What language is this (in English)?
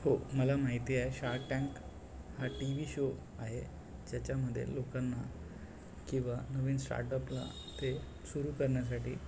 Marathi